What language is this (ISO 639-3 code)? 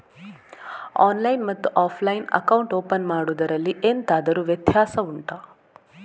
kan